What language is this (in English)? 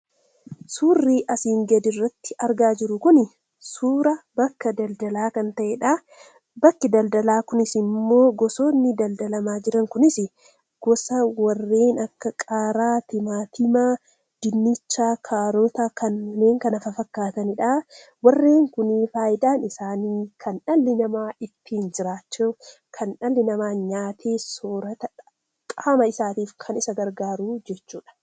Oromo